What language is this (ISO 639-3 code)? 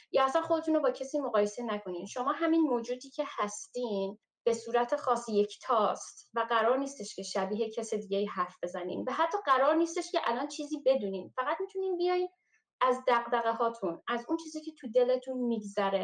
fas